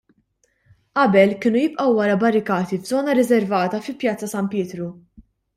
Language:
Maltese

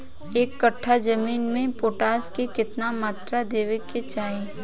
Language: Bhojpuri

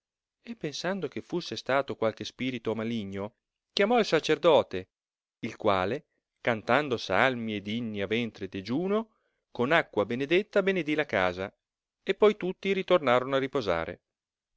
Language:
Italian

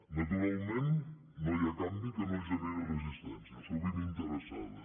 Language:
Catalan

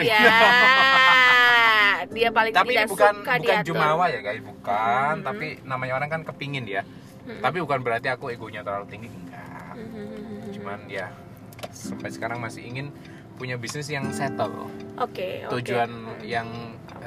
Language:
Indonesian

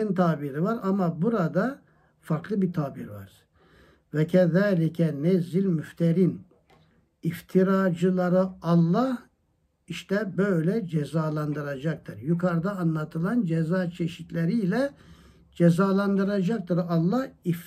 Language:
Turkish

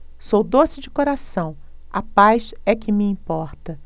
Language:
Portuguese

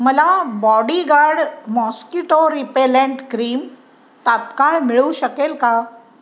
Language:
Marathi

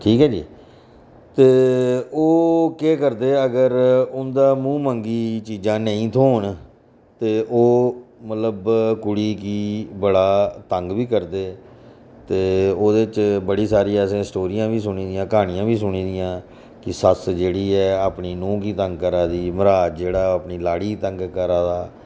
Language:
Dogri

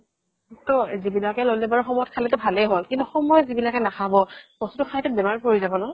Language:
Assamese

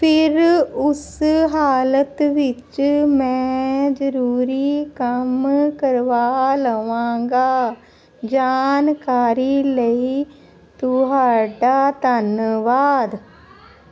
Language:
Punjabi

